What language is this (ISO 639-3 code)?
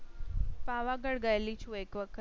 guj